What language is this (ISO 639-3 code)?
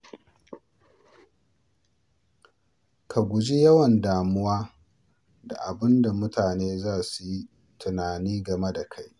hau